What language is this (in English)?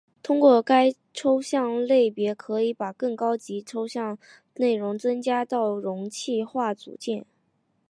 Chinese